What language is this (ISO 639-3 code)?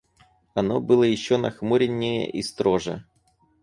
rus